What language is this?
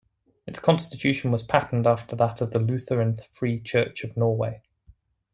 English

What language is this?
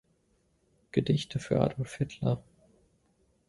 German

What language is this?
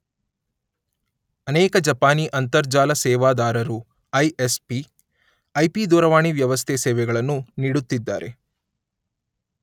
Kannada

